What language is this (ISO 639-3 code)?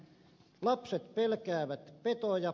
fin